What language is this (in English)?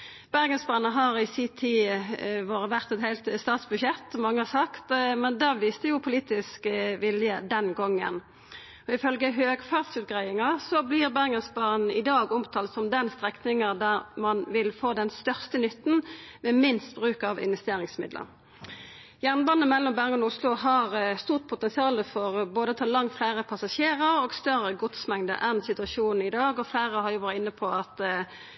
Norwegian Nynorsk